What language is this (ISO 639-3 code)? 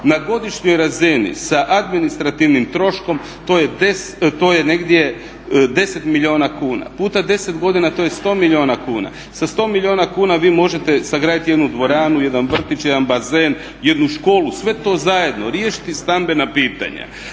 hrv